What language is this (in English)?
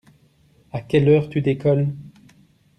French